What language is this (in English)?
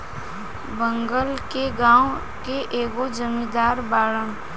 Bhojpuri